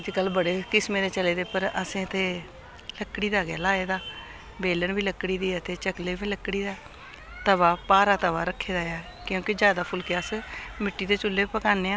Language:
Dogri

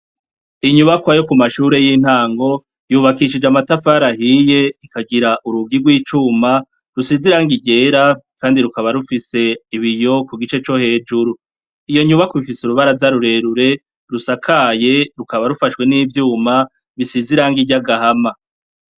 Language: Rundi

